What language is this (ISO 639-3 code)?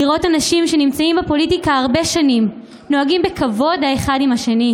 heb